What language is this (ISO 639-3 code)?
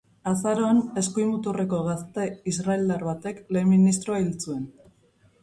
eus